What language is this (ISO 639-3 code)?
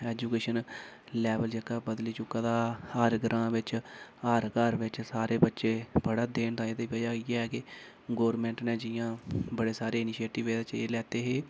doi